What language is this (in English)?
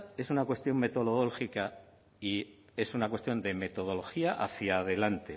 Spanish